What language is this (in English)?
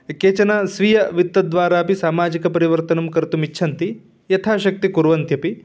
Sanskrit